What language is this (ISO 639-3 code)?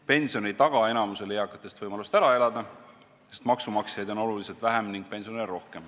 est